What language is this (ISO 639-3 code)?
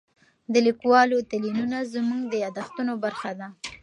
pus